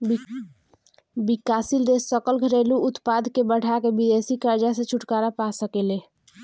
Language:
Bhojpuri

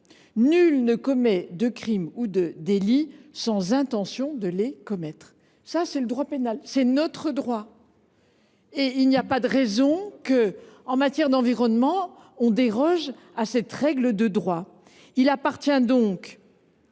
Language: French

